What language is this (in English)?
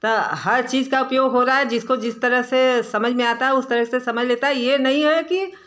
Hindi